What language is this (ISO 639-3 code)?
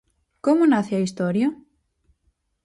glg